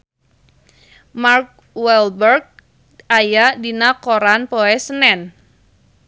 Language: Sundanese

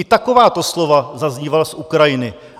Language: Czech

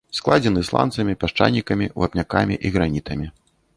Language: Belarusian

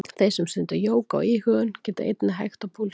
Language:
Icelandic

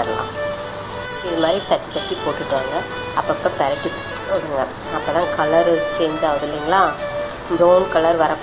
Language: Thai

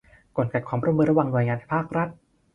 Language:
Thai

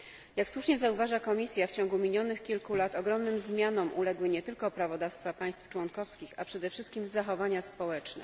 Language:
Polish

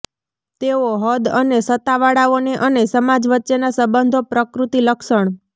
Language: Gujarati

